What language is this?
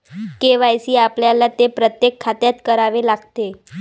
Marathi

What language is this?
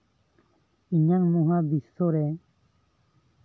Santali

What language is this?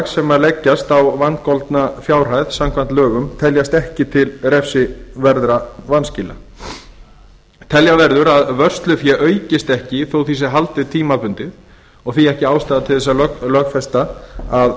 Icelandic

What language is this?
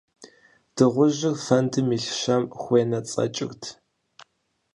Kabardian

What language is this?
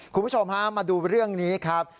Thai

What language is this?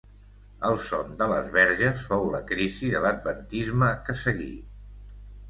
Catalan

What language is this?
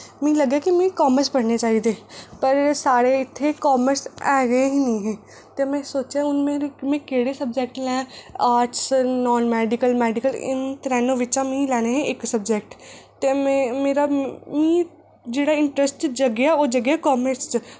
Dogri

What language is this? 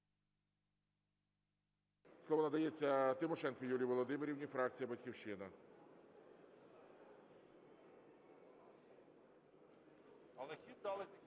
Ukrainian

